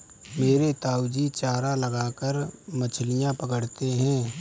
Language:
Hindi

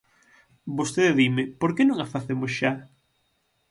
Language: Galician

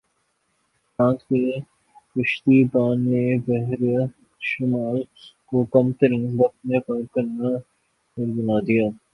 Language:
Urdu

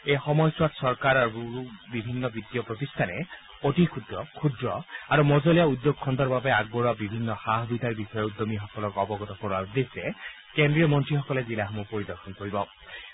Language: Assamese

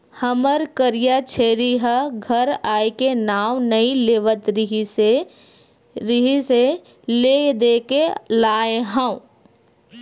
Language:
Chhattisgarhi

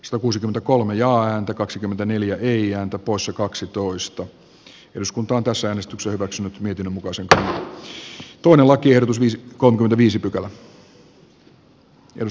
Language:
Finnish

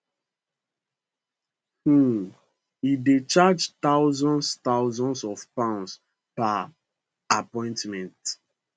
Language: Nigerian Pidgin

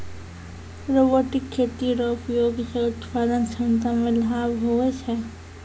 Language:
Maithili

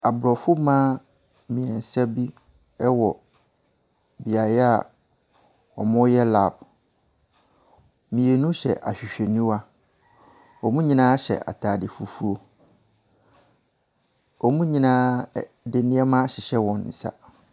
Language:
Akan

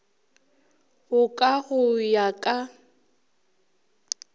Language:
Northern Sotho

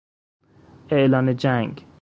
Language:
Persian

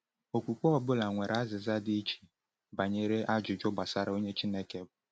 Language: Igbo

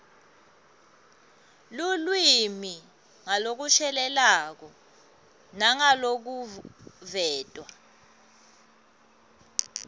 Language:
Swati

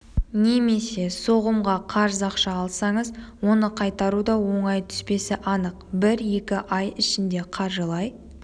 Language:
Kazakh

